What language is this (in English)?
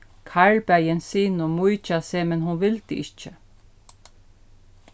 Faroese